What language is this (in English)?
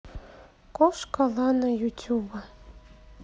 Russian